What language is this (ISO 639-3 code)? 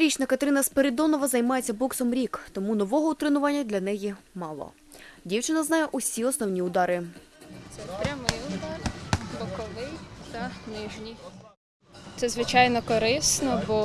ukr